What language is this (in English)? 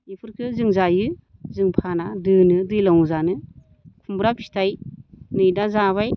Bodo